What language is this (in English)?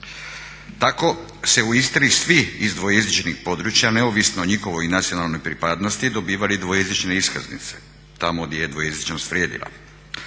Croatian